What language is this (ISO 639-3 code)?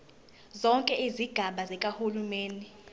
zul